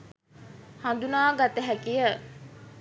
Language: Sinhala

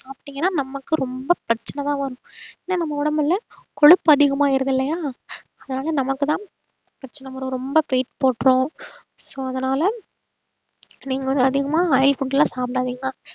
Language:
Tamil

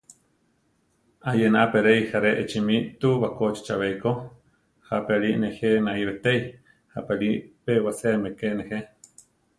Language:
Central Tarahumara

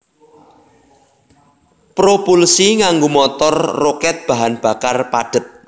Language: Javanese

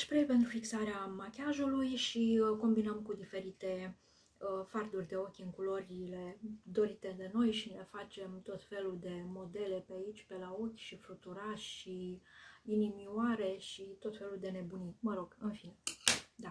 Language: Romanian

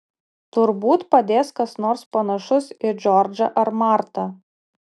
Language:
Lithuanian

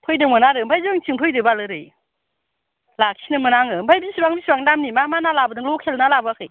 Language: Bodo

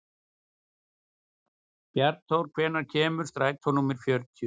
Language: Icelandic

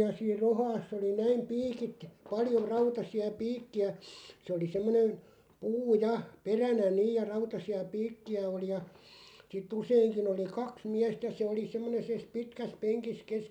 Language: Finnish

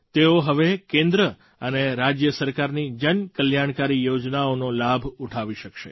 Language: Gujarati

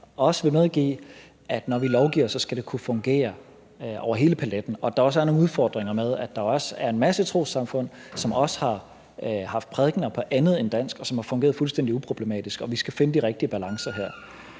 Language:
Danish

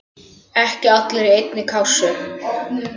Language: Icelandic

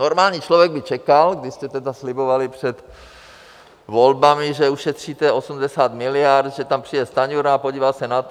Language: Czech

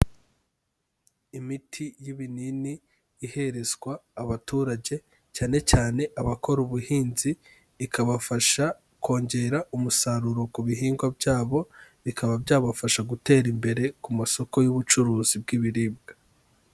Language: Kinyarwanda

